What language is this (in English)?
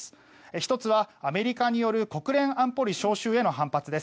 Japanese